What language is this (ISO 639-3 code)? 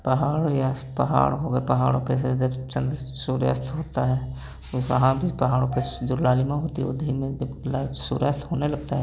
hin